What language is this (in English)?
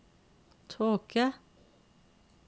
Norwegian